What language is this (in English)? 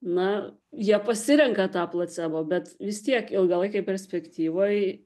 Lithuanian